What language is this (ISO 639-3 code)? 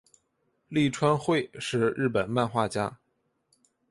zho